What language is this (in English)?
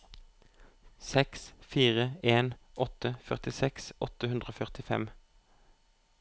Norwegian